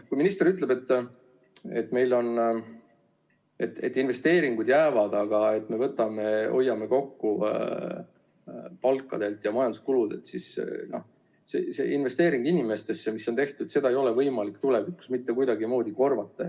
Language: Estonian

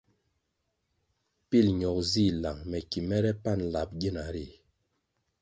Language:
Kwasio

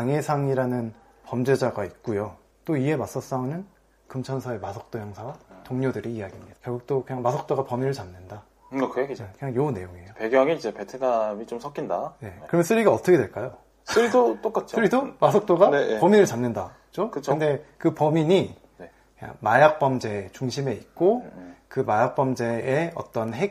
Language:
Korean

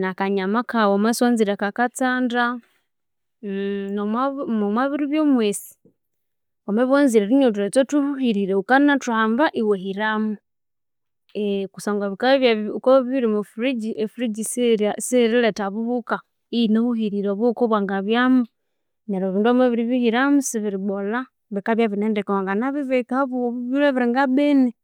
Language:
Konzo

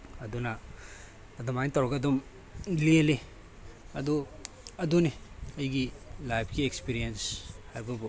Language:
Manipuri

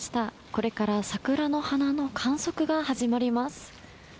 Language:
Japanese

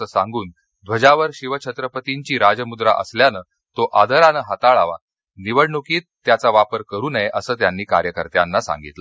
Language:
Marathi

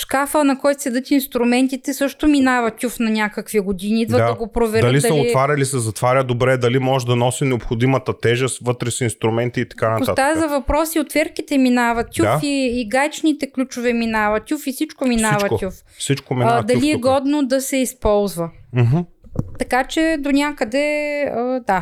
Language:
Bulgarian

